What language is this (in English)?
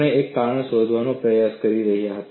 Gujarati